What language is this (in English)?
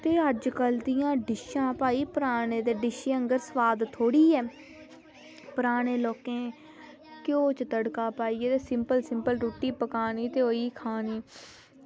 Dogri